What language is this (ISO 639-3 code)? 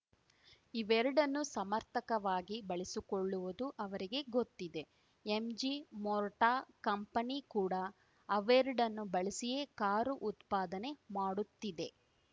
kan